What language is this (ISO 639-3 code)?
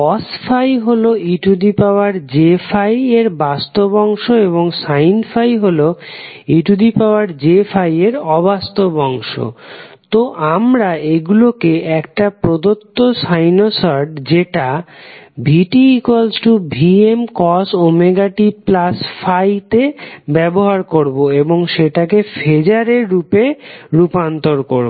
ben